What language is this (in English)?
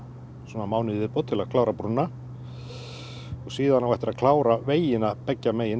Icelandic